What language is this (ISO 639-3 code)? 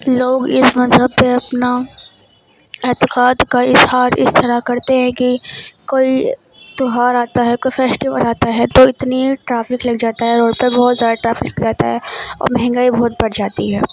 urd